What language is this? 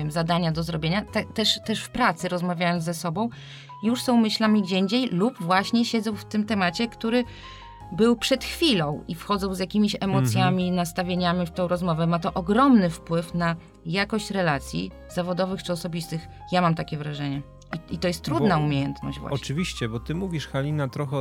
Polish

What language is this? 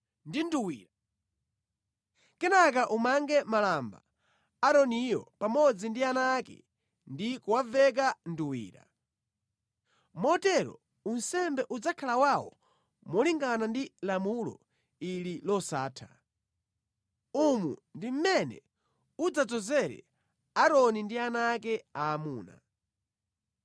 Nyanja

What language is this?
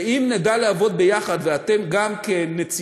Hebrew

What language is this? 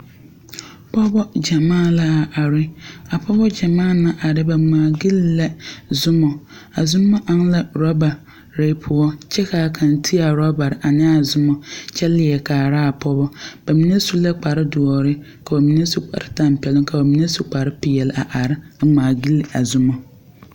Southern Dagaare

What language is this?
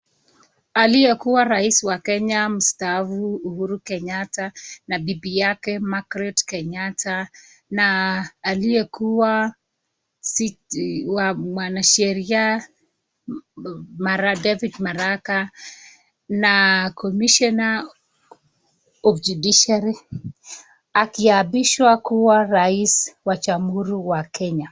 Swahili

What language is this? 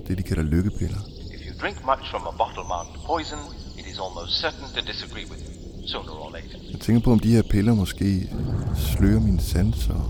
Danish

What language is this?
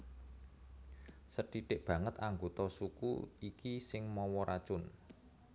Javanese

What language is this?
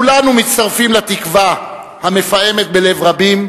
Hebrew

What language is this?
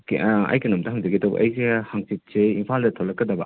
Manipuri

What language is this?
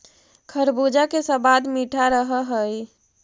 Magahi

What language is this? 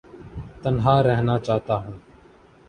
Urdu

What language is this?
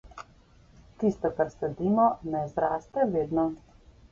Slovenian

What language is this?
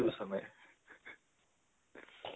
Assamese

